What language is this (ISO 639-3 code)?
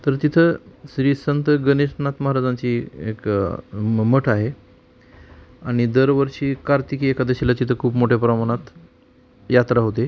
mar